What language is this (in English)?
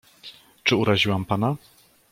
Polish